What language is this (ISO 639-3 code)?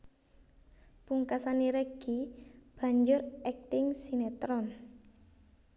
jav